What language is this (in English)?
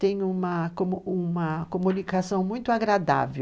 Portuguese